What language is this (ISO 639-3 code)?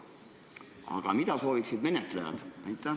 est